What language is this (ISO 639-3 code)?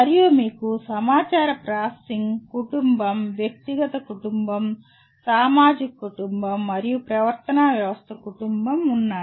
tel